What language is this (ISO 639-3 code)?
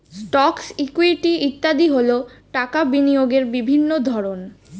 ben